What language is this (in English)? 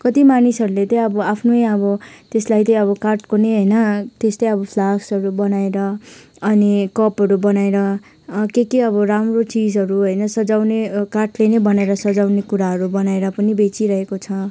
Nepali